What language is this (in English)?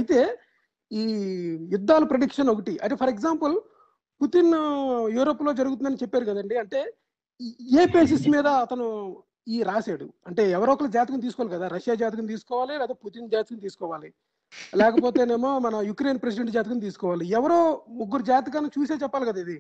Telugu